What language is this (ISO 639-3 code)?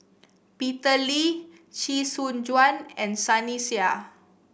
eng